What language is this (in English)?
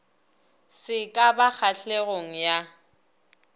Northern Sotho